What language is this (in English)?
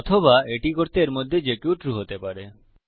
Bangla